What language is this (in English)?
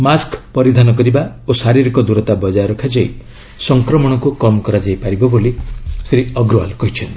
Odia